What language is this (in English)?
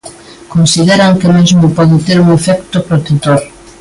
Galician